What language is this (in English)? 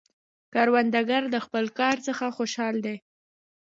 Pashto